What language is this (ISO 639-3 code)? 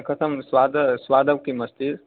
san